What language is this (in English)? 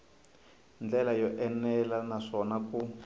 Tsonga